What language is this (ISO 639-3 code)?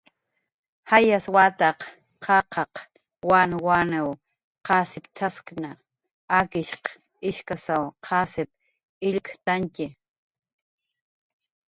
jqr